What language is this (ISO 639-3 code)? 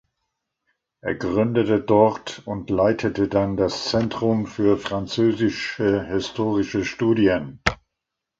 deu